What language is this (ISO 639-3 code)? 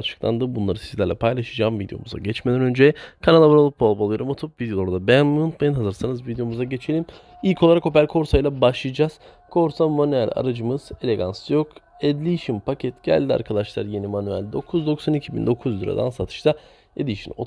tur